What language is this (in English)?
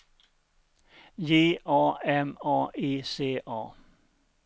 Swedish